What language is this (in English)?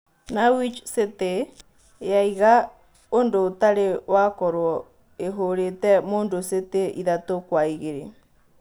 Kikuyu